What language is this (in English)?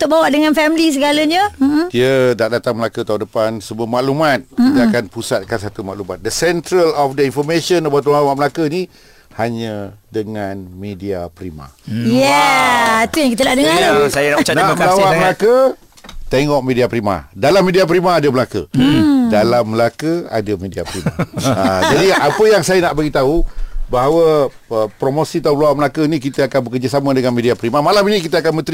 Malay